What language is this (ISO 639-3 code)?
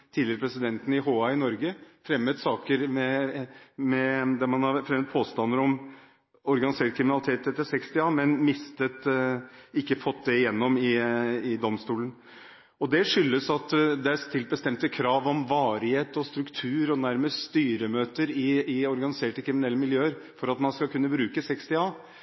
nob